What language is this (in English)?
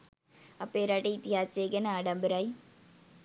Sinhala